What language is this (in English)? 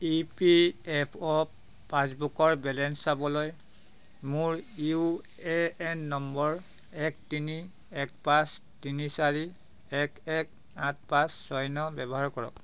Assamese